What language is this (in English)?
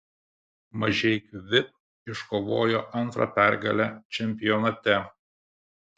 Lithuanian